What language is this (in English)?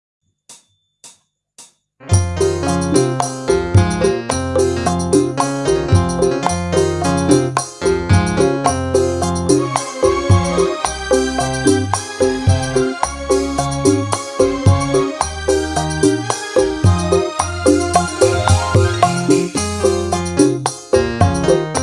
Indonesian